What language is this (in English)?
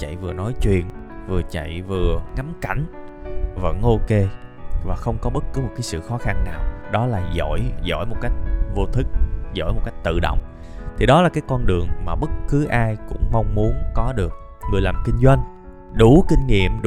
Vietnamese